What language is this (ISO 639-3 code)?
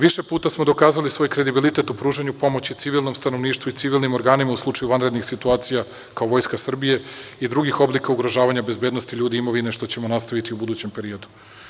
srp